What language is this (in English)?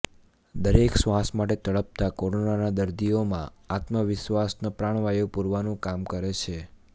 Gujarati